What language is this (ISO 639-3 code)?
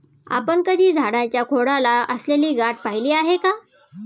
mar